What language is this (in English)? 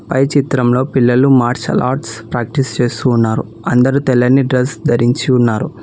Telugu